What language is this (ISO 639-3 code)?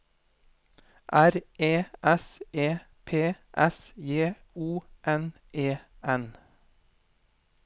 nor